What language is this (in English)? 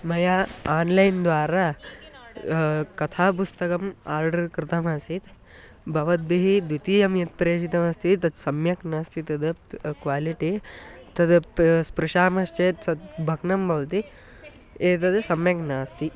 Sanskrit